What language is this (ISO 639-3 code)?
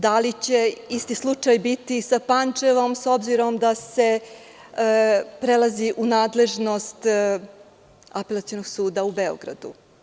srp